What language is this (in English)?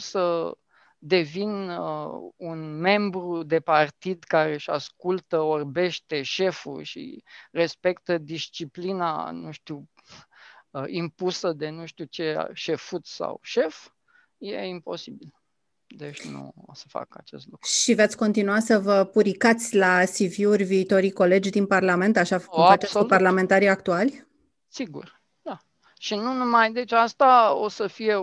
Romanian